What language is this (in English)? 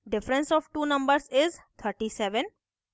Hindi